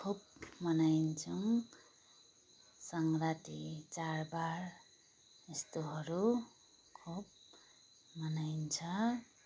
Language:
Nepali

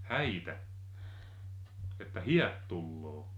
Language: Finnish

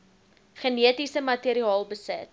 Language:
Afrikaans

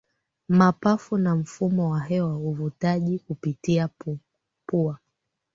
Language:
Swahili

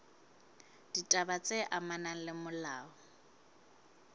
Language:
Southern Sotho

